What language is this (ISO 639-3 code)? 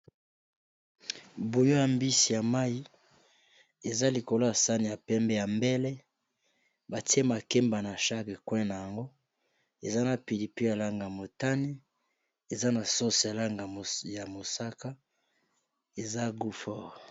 lin